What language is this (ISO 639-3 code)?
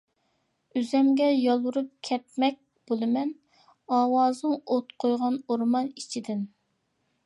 uig